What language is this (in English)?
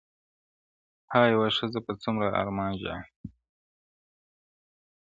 Pashto